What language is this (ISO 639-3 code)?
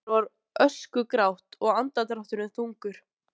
isl